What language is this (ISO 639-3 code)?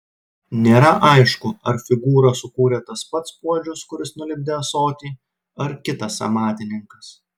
lit